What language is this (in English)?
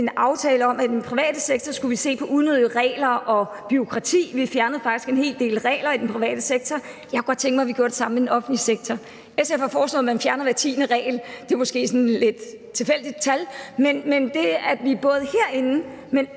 Danish